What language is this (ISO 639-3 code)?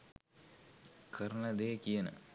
sin